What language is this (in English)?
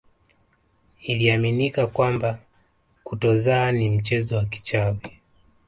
Swahili